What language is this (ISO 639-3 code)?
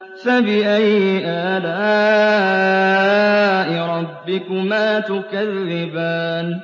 ara